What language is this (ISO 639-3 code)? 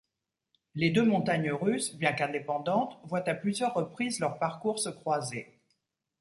fra